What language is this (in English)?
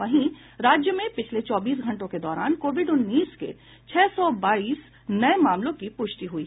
Hindi